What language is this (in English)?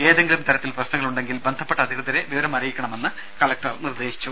Malayalam